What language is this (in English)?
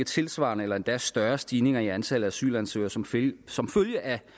Danish